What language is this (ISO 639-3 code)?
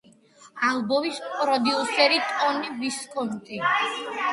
kat